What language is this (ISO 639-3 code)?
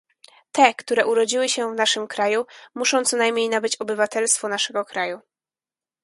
pol